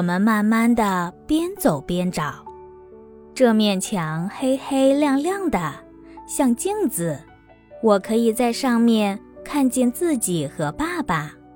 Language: Chinese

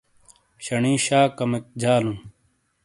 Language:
Shina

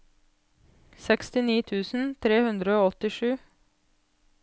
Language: Norwegian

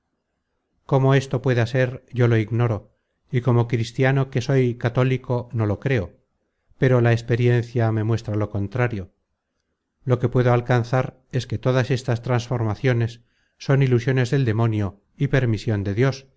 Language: Spanish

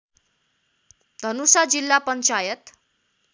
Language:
Nepali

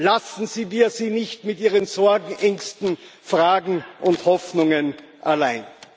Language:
German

